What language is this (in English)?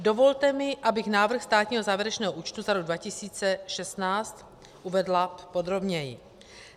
Czech